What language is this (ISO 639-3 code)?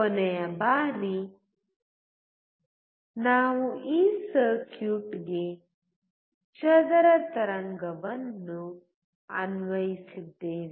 kan